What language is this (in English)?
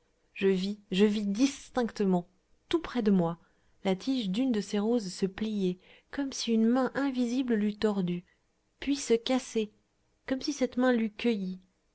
French